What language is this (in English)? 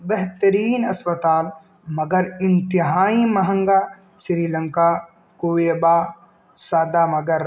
Urdu